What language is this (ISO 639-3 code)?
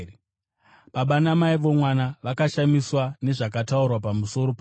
sna